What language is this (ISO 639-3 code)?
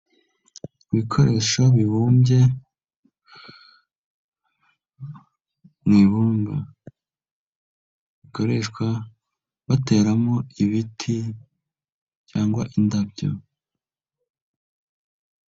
kin